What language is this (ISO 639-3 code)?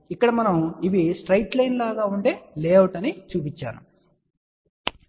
tel